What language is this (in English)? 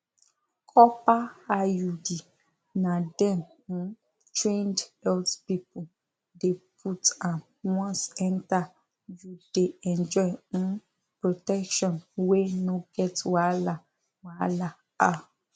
Nigerian Pidgin